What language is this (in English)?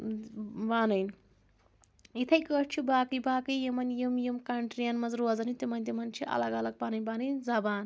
Kashmiri